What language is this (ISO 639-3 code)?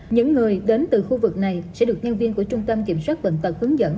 vie